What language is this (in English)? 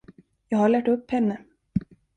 Swedish